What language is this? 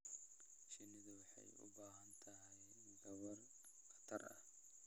Somali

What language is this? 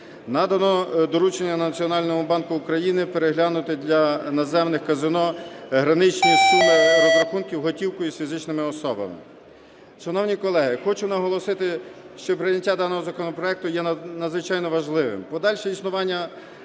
Ukrainian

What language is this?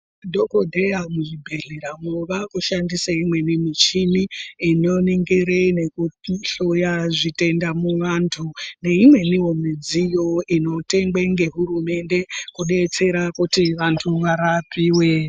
Ndau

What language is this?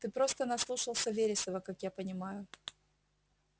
Russian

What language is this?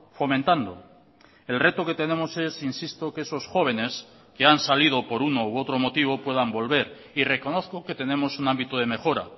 Spanish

